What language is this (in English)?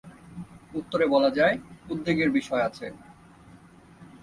Bangla